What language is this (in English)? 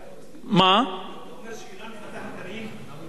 Hebrew